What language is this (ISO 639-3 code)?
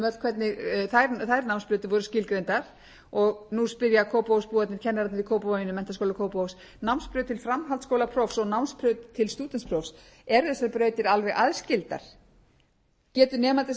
isl